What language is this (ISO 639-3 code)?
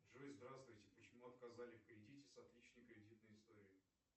rus